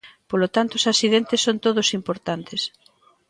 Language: Galician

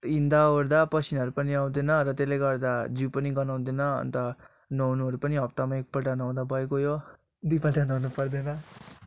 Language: Nepali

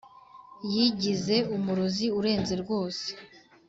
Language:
Kinyarwanda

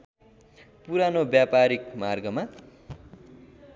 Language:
Nepali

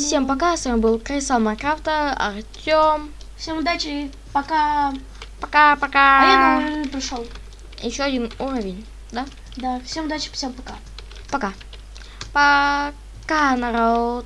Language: Russian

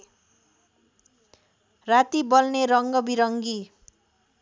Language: Nepali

